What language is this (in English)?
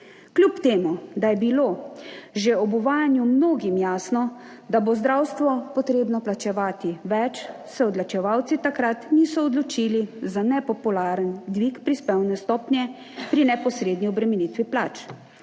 Slovenian